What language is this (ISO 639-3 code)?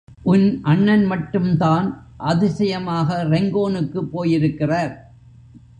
tam